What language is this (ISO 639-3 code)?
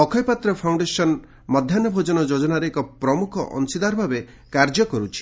ori